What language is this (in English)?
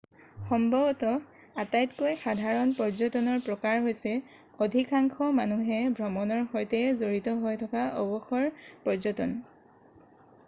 Assamese